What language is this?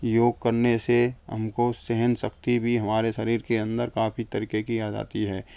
Hindi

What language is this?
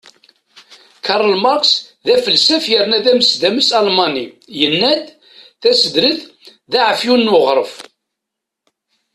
Kabyle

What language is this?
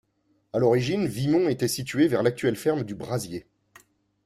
French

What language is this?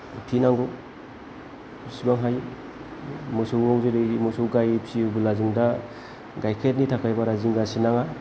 Bodo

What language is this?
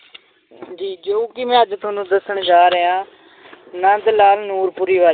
Punjabi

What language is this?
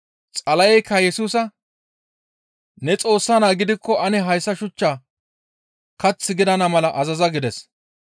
Gamo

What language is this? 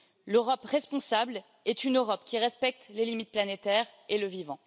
French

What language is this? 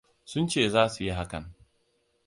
Hausa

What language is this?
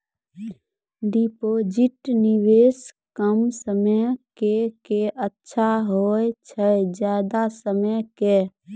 Maithili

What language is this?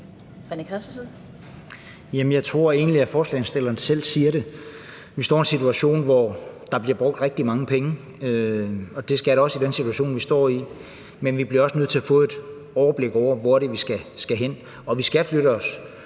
Danish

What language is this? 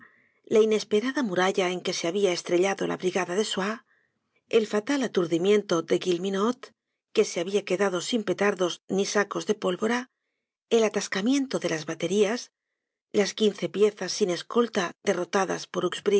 Spanish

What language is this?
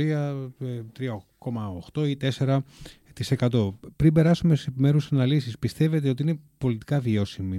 Greek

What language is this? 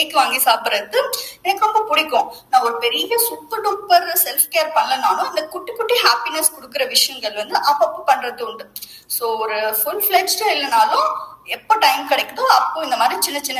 Tamil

